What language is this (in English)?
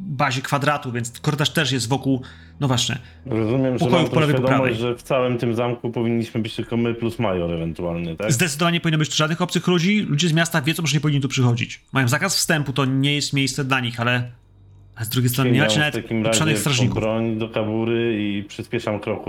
Polish